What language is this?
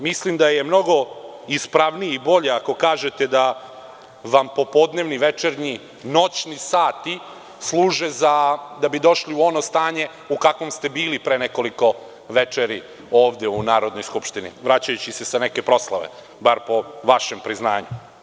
Serbian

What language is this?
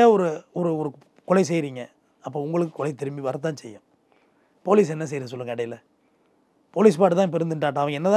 Tamil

